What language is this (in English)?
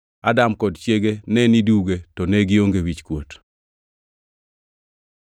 Luo (Kenya and Tanzania)